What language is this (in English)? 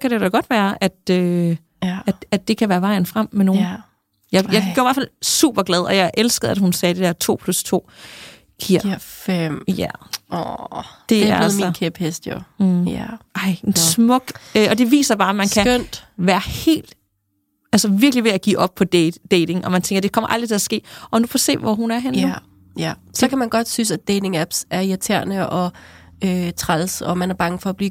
Danish